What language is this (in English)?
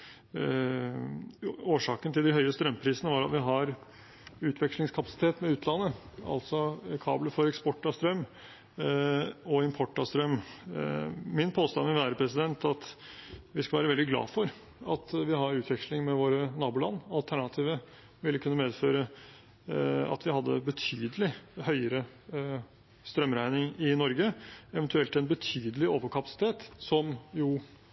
Norwegian Bokmål